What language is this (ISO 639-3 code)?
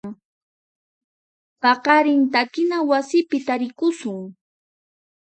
qxp